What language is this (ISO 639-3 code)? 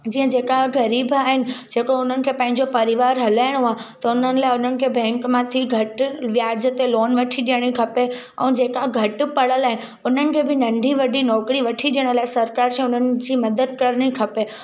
snd